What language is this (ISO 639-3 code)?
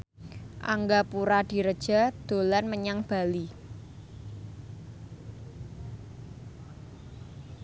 jav